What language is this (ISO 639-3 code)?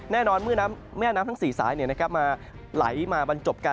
tha